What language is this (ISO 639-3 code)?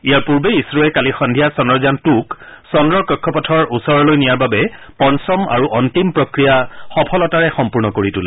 asm